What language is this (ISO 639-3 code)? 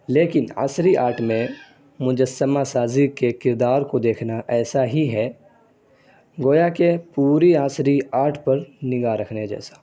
urd